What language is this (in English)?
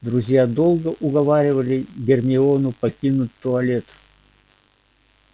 Russian